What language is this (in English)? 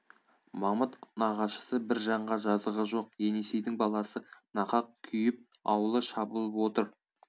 Kazakh